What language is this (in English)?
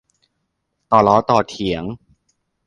Thai